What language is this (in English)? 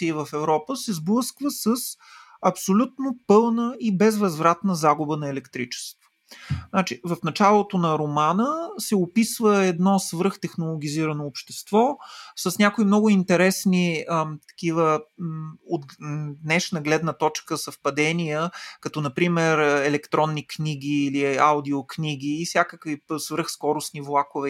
Bulgarian